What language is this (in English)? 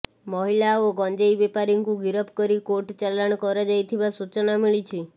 Odia